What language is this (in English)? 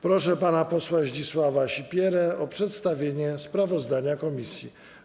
Polish